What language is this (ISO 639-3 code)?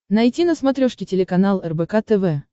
rus